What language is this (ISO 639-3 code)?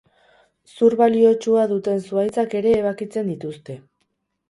eus